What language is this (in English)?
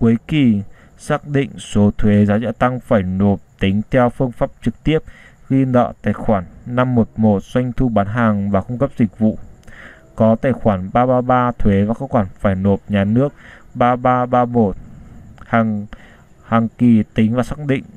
Vietnamese